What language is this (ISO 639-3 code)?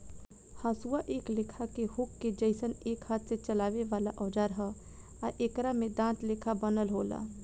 bho